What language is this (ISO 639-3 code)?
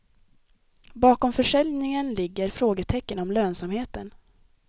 swe